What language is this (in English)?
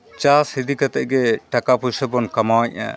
Santali